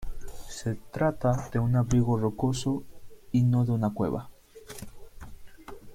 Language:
Spanish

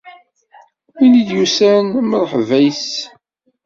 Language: Kabyle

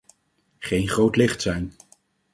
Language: Dutch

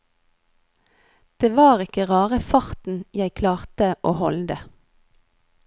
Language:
Norwegian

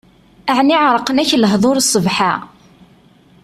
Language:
Kabyle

